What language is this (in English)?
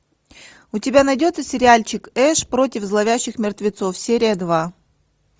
Russian